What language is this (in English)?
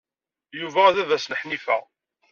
Kabyle